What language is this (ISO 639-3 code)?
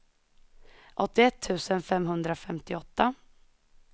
swe